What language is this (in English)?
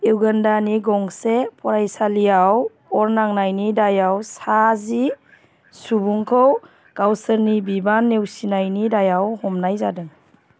Bodo